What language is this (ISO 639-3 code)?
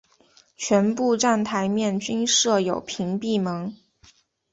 zho